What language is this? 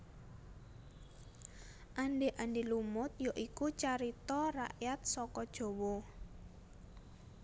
Javanese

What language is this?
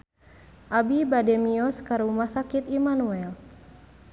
Sundanese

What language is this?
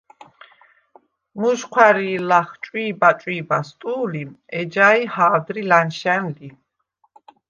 Svan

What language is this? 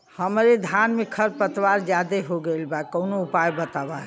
Bhojpuri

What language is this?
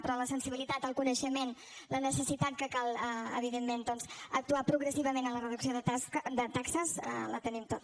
Catalan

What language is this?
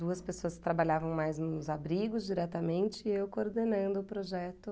Portuguese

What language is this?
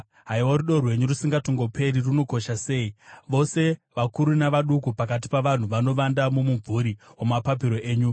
Shona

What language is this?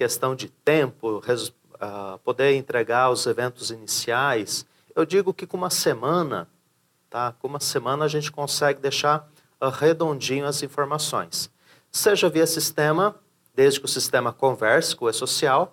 Portuguese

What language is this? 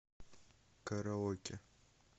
Russian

